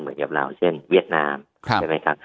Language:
Thai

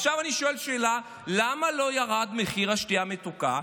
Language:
Hebrew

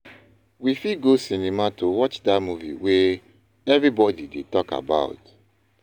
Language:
Nigerian Pidgin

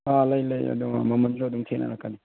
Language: Manipuri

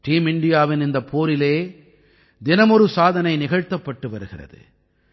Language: Tamil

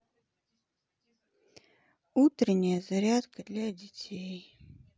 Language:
Russian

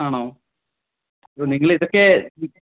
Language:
Malayalam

